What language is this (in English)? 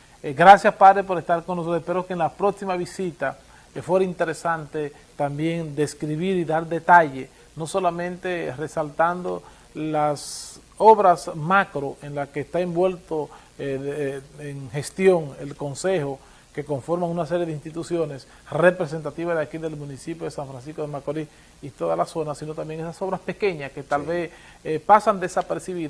Spanish